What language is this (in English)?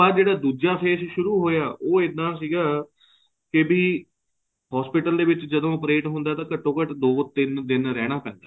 Punjabi